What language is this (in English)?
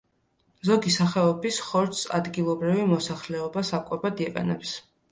Georgian